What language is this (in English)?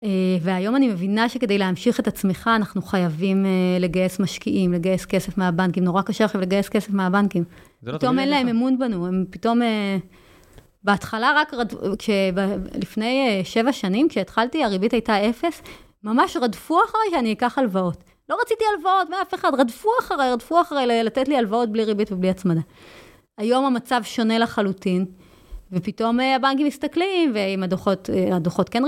Hebrew